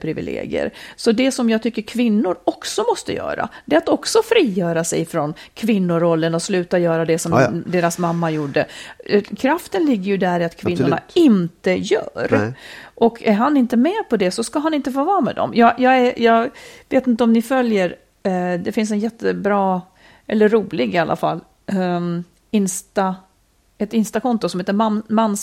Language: Swedish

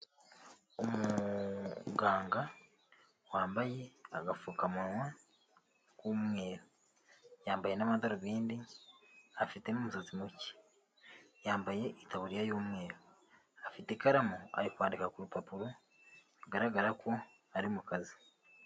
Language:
Kinyarwanda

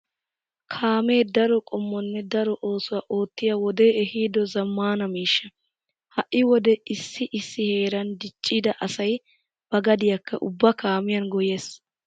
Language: Wolaytta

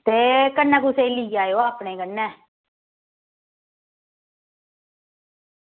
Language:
Dogri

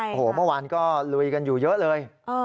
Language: Thai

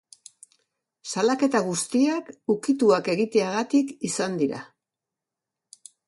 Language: Basque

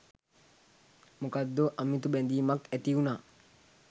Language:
Sinhala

